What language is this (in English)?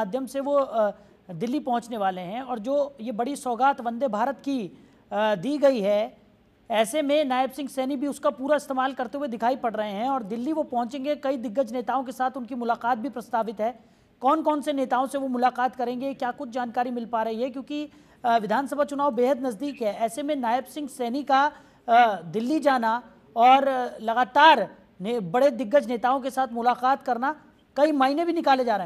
Hindi